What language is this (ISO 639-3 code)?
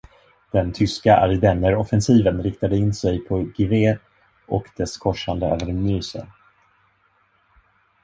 swe